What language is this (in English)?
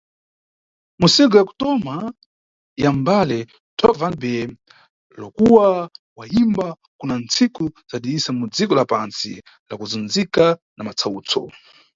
Nyungwe